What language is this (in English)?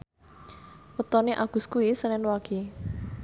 Javanese